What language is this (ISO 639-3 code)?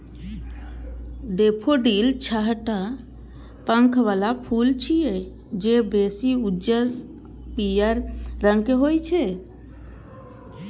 mai